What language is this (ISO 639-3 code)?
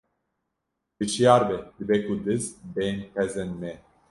kur